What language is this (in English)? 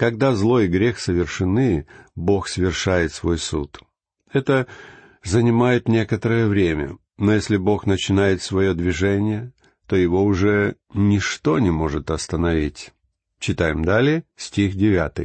Russian